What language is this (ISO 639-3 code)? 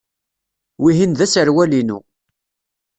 kab